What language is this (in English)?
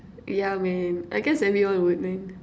English